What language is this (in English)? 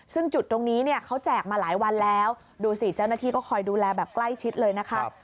Thai